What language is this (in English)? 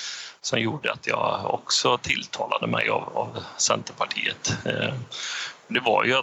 Swedish